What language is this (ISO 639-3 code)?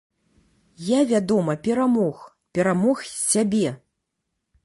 bel